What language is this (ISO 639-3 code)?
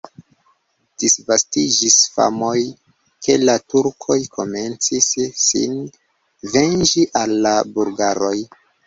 epo